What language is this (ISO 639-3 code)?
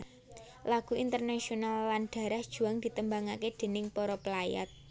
jav